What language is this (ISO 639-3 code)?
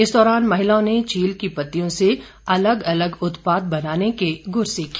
hin